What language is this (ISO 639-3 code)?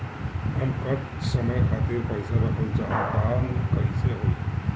bho